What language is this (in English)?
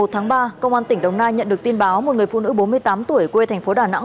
Vietnamese